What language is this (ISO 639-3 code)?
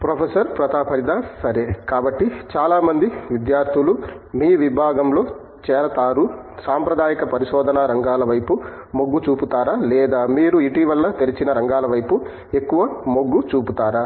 tel